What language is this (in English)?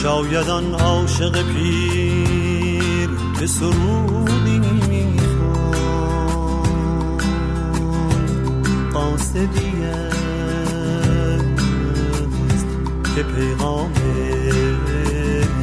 Persian